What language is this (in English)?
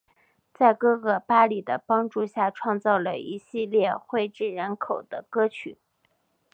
Chinese